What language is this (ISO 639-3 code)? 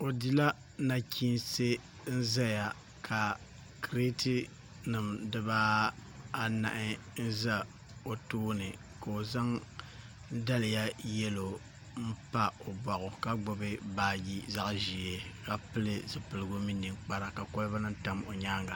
dag